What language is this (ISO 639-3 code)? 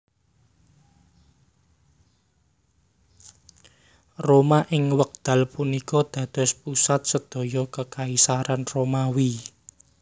jav